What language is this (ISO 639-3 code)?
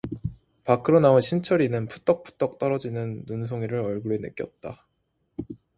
kor